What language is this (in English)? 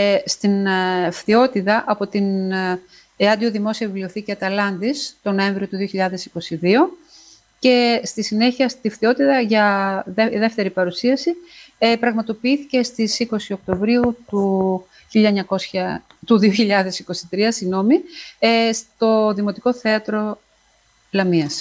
Greek